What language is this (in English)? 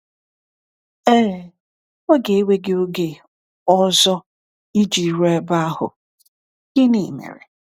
Igbo